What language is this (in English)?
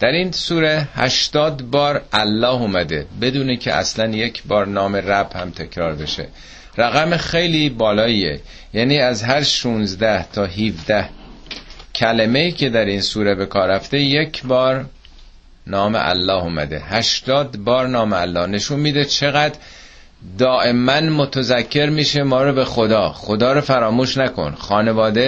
Persian